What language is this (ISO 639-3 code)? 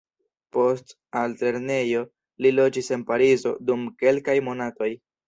epo